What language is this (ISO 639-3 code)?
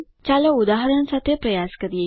guj